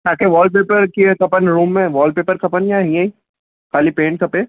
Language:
Sindhi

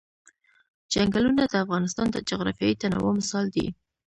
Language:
Pashto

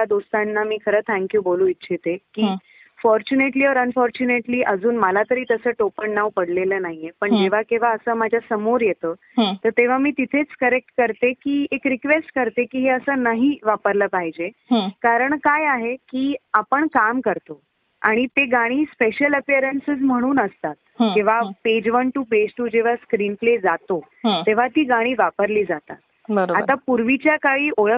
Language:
Marathi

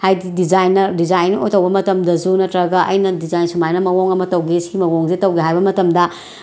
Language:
Manipuri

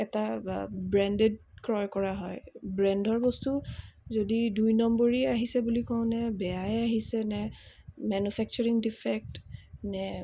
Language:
Assamese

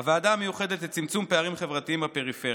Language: Hebrew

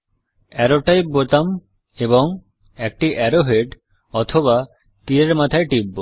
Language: Bangla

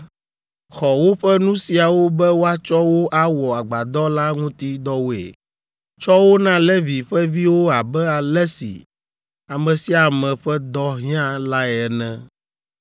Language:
Ewe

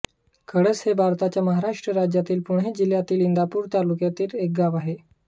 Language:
Marathi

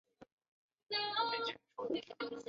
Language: Chinese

